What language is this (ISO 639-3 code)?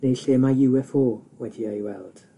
cym